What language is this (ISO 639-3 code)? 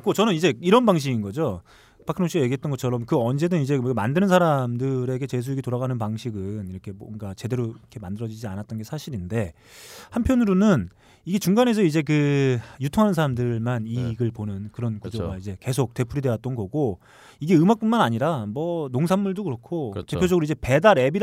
kor